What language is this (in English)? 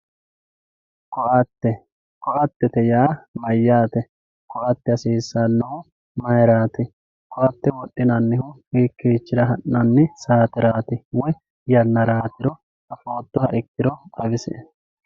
Sidamo